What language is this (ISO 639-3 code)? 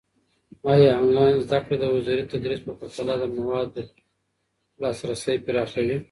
pus